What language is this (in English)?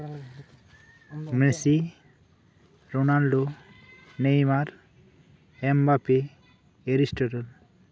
Santali